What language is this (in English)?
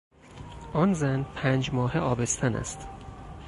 Persian